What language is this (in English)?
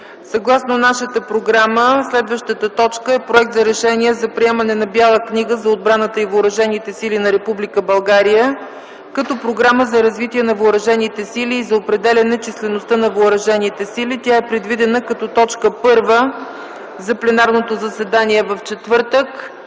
Bulgarian